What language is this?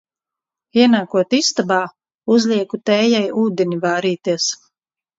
Latvian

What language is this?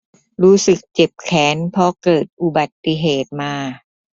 Thai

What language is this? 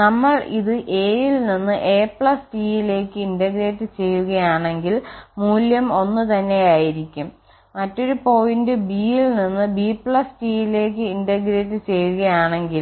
Malayalam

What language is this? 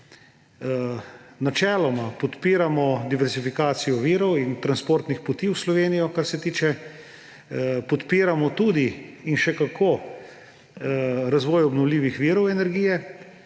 Slovenian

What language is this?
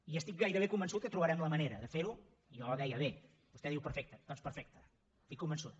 Catalan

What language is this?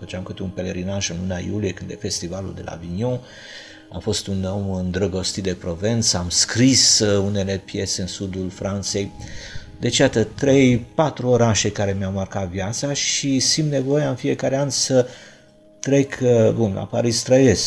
Romanian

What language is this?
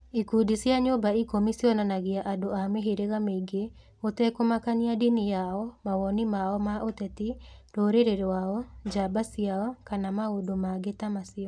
Kikuyu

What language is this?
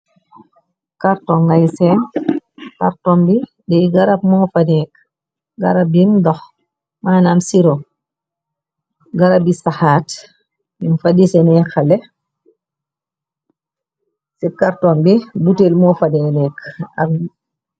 Wolof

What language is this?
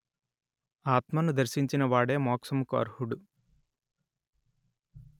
Telugu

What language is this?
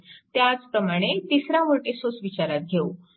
Marathi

